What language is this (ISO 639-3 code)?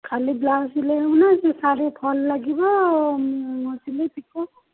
ori